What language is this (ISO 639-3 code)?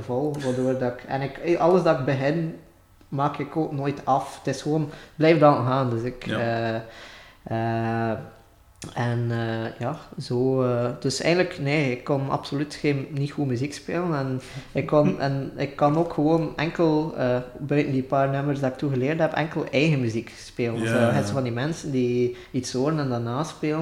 nld